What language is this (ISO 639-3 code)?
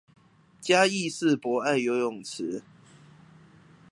zho